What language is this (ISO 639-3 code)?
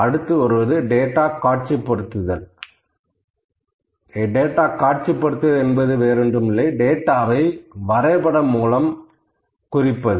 tam